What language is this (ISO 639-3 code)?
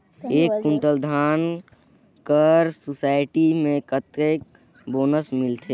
hne